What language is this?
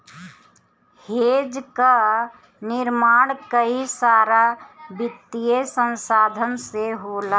Bhojpuri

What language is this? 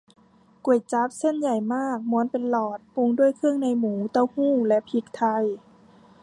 Thai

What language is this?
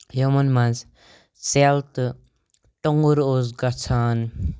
Kashmiri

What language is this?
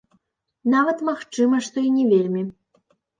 Belarusian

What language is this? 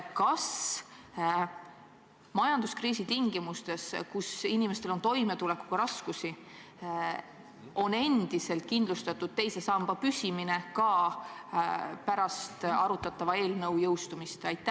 Estonian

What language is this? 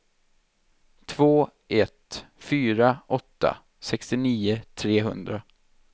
Swedish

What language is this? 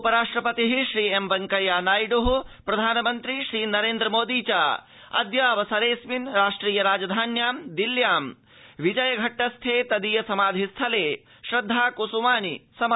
Sanskrit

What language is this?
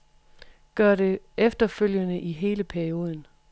Danish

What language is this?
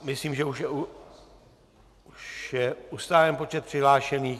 Czech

